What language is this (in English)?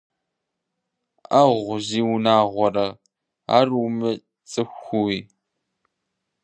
Kabardian